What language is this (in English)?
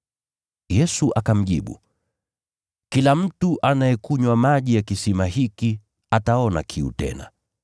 Swahili